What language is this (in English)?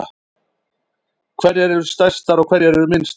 Icelandic